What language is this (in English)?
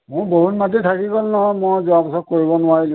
Assamese